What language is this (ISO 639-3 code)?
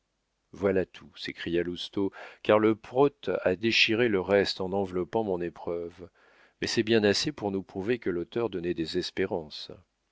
fra